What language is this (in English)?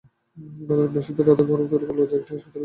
Bangla